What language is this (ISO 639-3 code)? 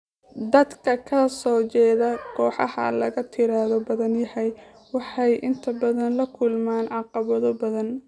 som